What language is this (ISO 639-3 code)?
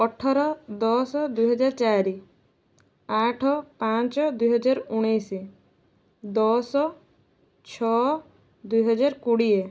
ori